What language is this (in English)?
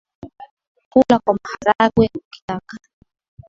Swahili